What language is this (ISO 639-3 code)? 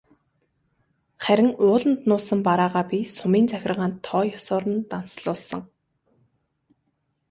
mon